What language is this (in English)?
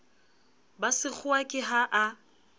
Southern Sotho